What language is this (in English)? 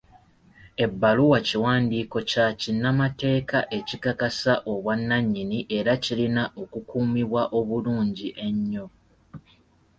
Ganda